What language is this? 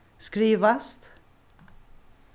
Faroese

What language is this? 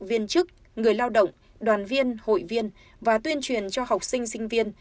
Vietnamese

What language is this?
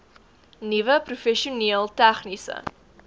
Afrikaans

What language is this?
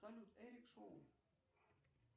Russian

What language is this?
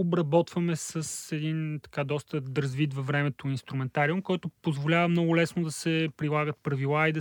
Bulgarian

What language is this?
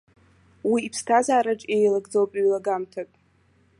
Abkhazian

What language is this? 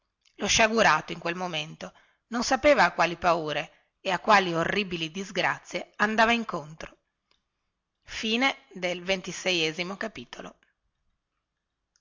Italian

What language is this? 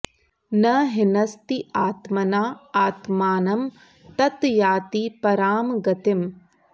Sanskrit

